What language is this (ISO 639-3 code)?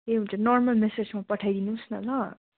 nep